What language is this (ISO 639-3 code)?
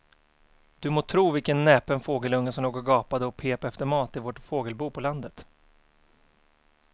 swe